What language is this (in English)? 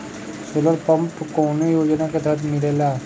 Bhojpuri